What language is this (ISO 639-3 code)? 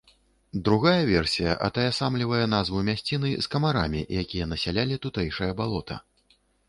bel